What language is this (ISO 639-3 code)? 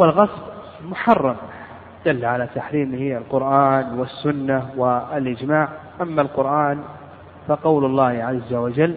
ara